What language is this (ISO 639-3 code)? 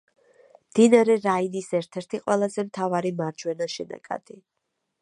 kat